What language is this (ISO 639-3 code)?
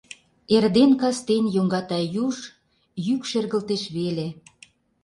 chm